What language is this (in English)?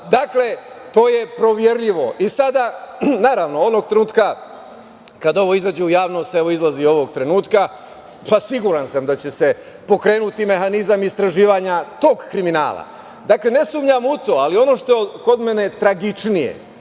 Serbian